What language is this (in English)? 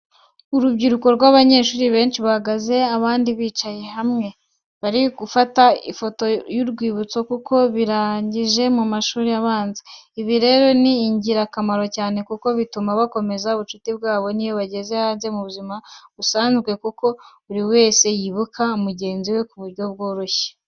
Kinyarwanda